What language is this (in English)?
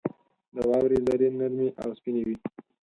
Pashto